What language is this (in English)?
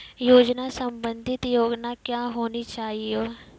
Maithili